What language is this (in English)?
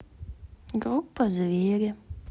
Russian